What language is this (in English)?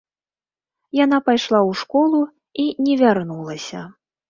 Belarusian